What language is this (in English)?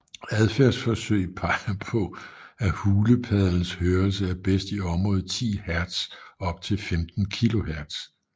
Danish